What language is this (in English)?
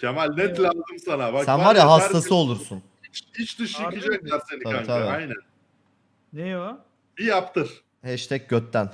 Turkish